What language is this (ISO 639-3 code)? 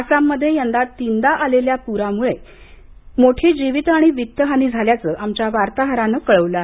mar